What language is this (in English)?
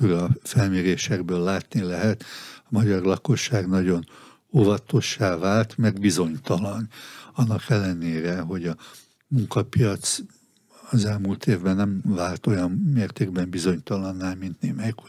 Hungarian